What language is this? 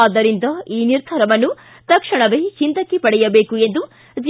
Kannada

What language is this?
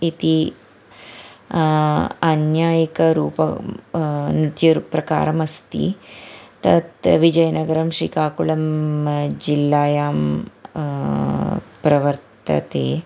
Sanskrit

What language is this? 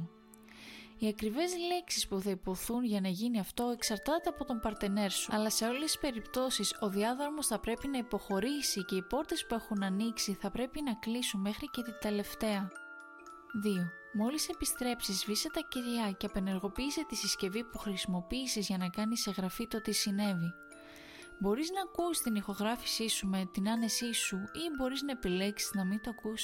Greek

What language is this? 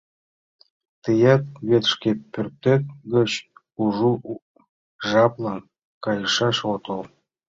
Mari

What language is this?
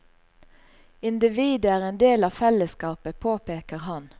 Norwegian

